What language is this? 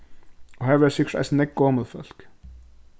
Faroese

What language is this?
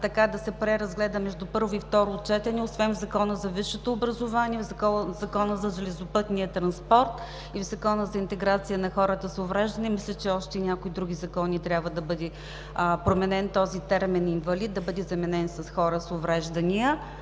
Bulgarian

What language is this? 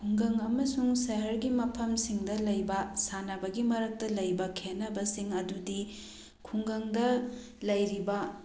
Manipuri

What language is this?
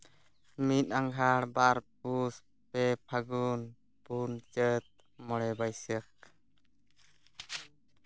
Santali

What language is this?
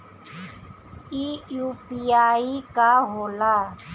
Bhojpuri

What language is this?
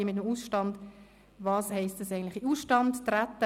Swiss German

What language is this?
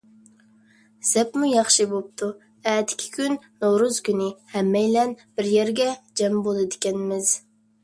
Uyghur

